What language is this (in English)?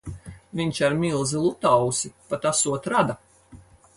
Latvian